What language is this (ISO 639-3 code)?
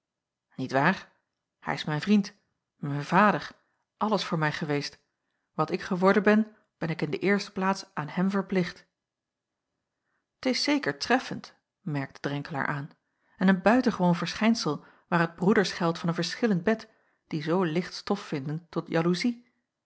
nld